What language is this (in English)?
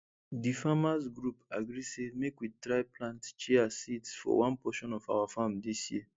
Nigerian Pidgin